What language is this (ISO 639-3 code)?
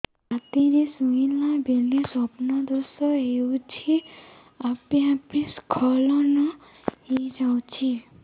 ori